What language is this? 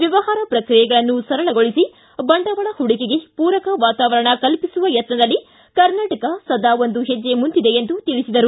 Kannada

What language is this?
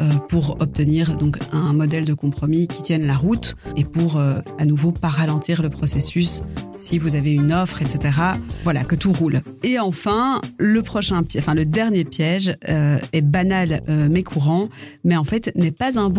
French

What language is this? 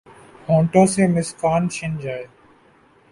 Urdu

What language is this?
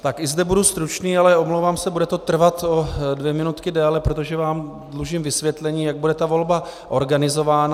Czech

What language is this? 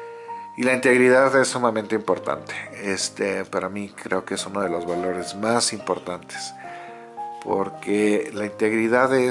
Spanish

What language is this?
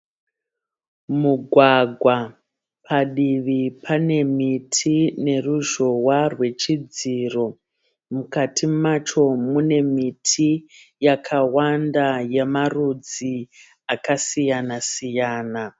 Shona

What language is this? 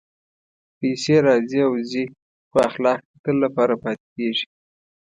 Pashto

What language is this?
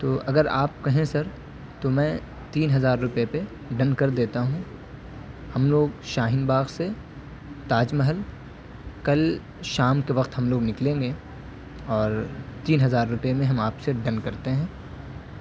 Urdu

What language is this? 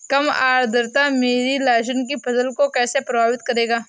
Hindi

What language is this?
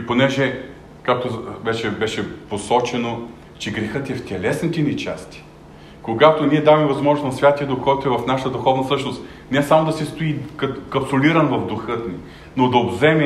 Bulgarian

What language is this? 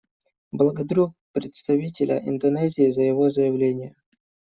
Russian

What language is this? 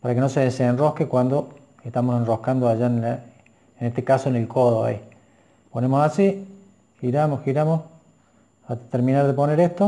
Spanish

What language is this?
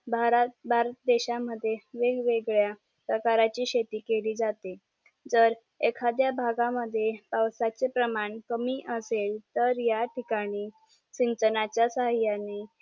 Marathi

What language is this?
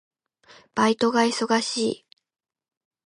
Japanese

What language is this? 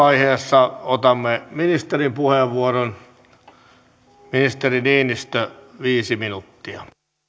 Finnish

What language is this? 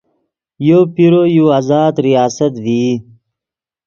Yidgha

